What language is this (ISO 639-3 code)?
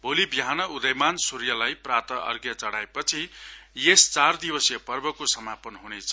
nep